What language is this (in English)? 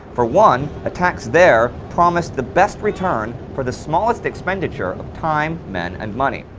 English